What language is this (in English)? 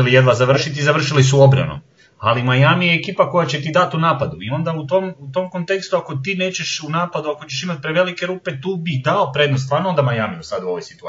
Croatian